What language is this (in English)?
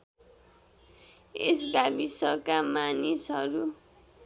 Nepali